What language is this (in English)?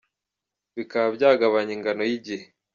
Kinyarwanda